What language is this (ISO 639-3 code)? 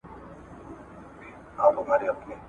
pus